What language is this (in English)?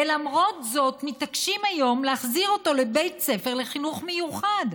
Hebrew